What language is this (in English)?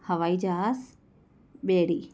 Sindhi